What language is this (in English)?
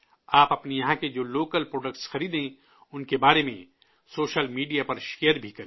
Urdu